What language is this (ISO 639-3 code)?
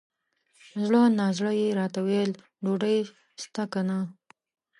pus